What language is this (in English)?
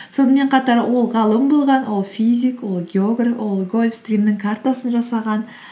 Kazakh